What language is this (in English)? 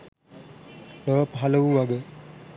Sinhala